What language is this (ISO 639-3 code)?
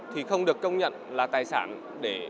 vie